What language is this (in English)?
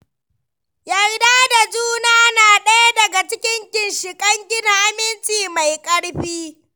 Hausa